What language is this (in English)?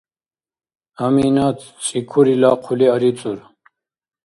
Dargwa